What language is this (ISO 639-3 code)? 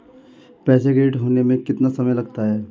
hin